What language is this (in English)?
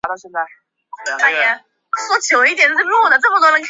Chinese